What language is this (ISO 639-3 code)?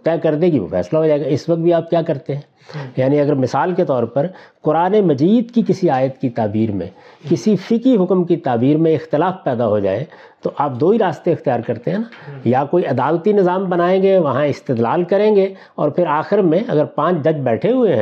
urd